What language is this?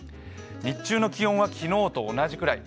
Japanese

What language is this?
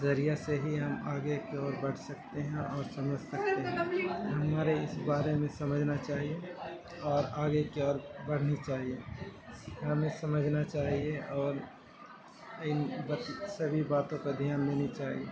Urdu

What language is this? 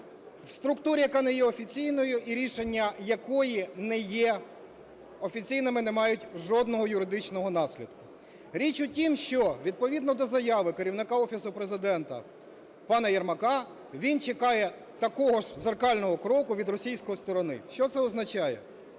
Ukrainian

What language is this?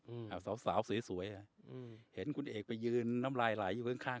Thai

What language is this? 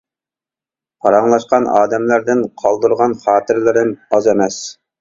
Uyghur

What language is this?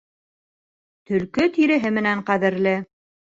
Bashkir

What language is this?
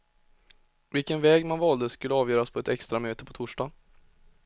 Swedish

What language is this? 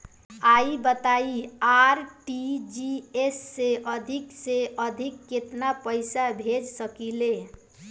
Bhojpuri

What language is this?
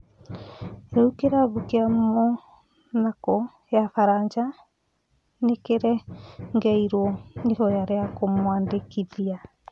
Kikuyu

